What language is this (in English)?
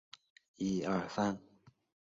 Chinese